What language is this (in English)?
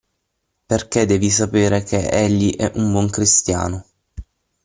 Italian